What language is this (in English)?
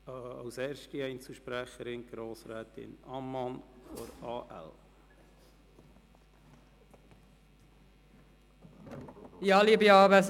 Swiss German